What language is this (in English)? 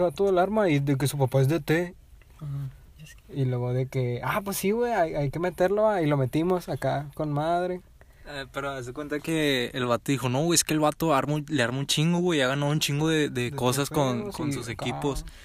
Spanish